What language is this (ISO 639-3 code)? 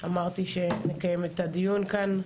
heb